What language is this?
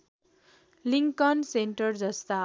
Nepali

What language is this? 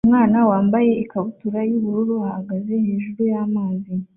Kinyarwanda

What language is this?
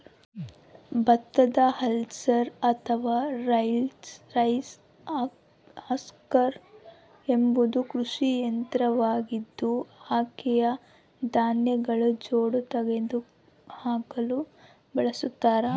Kannada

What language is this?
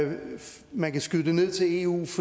Danish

